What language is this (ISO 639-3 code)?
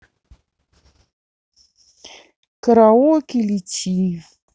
rus